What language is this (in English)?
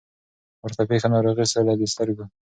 Pashto